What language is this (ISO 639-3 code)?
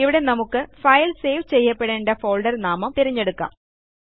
mal